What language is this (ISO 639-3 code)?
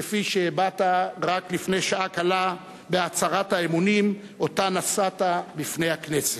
heb